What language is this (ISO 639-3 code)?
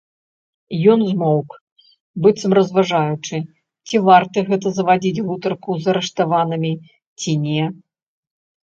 bel